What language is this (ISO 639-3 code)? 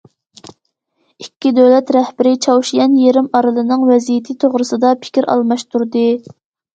uig